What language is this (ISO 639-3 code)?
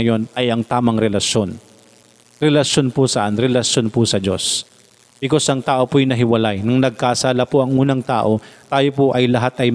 fil